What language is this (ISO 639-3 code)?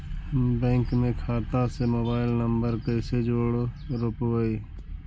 mag